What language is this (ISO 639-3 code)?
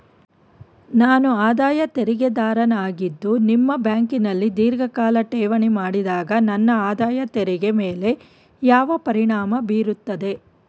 kan